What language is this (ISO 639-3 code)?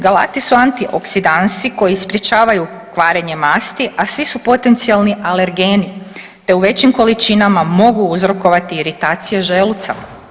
hrv